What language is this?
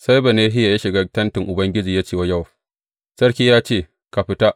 Hausa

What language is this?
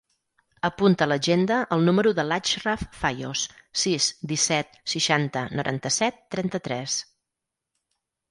Catalan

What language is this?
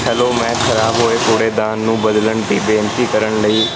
Punjabi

